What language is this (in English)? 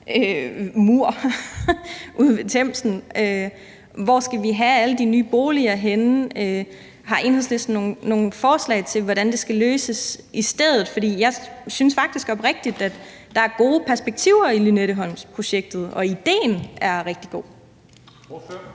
Danish